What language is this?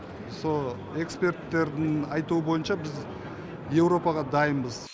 Kazakh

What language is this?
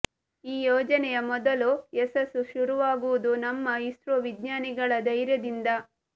Kannada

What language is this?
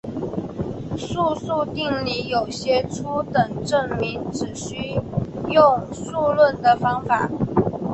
Chinese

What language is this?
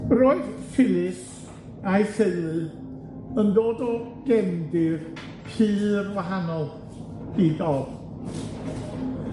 Welsh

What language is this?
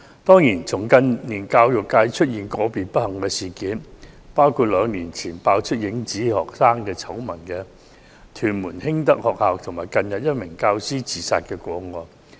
Cantonese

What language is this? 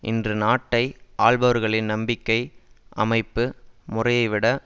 Tamil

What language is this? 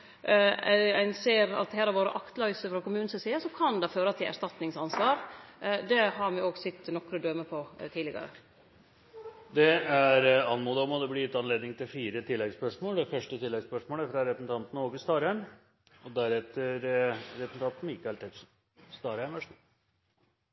Norwegian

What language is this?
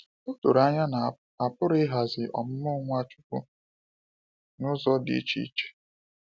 Igbo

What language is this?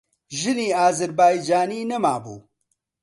Central Kurdish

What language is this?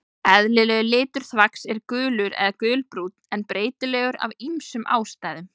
Icelandic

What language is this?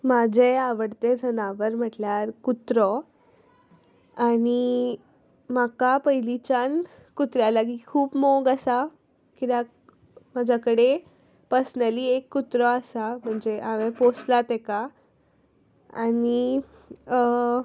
Konkani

